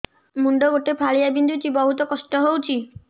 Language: Odia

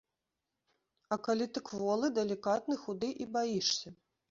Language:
Belarusian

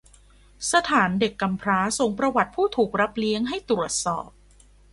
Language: Thai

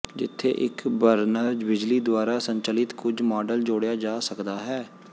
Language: Punjabi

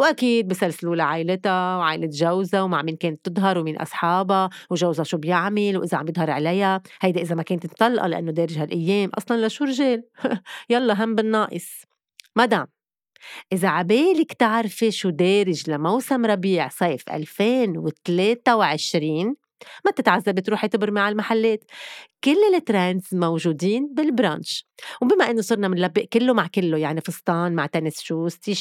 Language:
Arabic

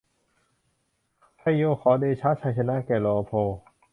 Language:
Thai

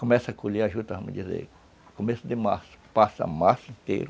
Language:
Portuguese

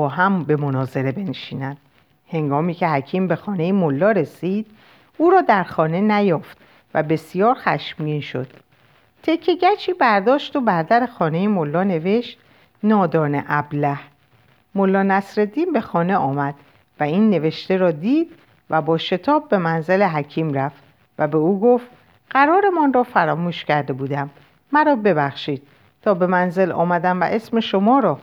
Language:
Persian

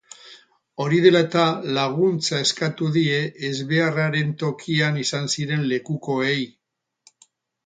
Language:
Basque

